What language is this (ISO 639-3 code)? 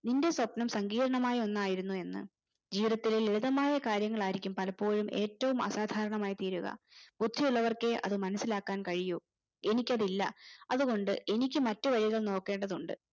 mal